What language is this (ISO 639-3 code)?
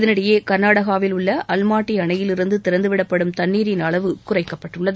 tam